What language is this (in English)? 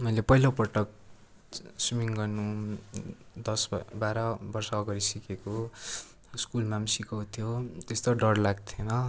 Nepali